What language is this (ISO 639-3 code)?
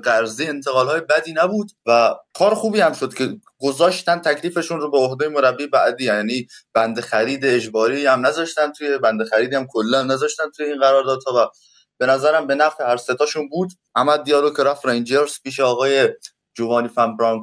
fas